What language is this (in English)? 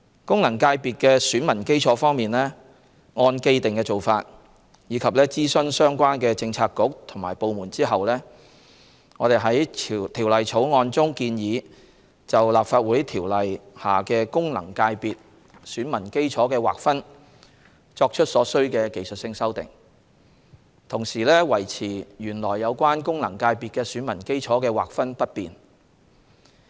Cantonese